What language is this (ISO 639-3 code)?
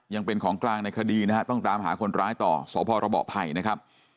tha